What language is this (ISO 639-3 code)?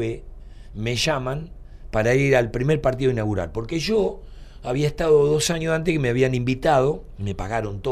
spa